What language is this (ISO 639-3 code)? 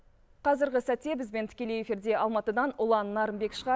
kaz